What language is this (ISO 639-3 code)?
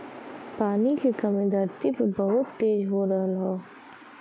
bho